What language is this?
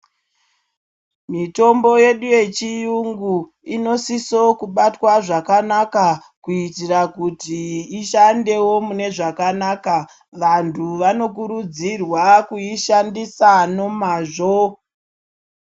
Ndau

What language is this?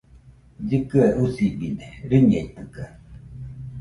Nüpode Huitoto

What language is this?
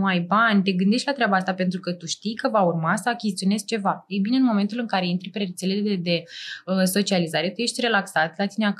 Romanian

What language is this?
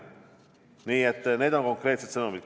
Estonian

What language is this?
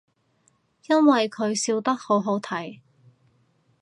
Cantonese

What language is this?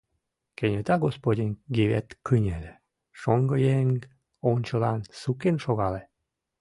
Mari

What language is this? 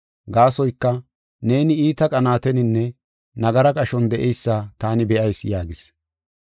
Gofa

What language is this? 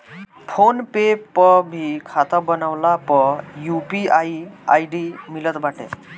Bhojpuri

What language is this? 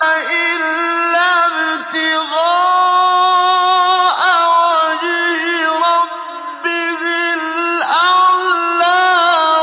Arabic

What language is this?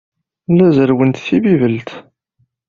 Kabyle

